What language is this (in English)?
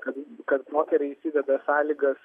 Lithuanian